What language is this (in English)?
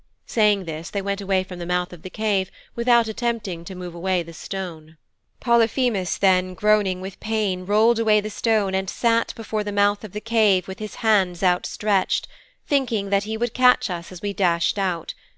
English